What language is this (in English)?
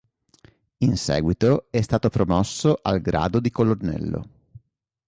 Italian